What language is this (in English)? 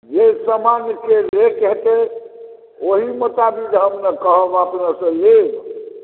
Maithili